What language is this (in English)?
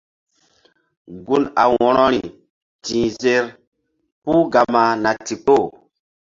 Mbum